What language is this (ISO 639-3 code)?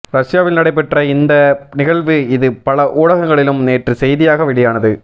tam